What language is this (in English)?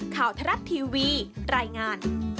Thai